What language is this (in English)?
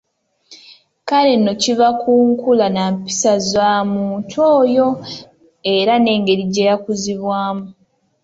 Ganda